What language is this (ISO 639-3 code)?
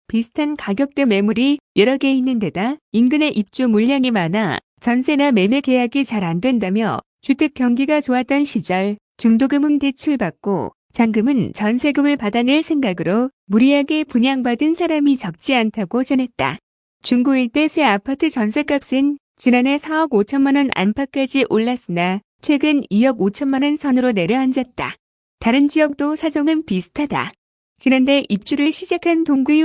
kor